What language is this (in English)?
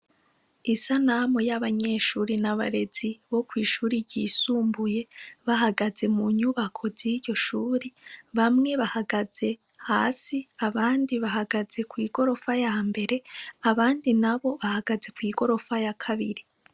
Rundi